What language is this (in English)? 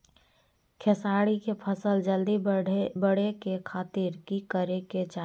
Magahi